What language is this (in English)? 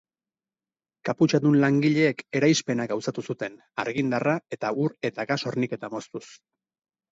Basque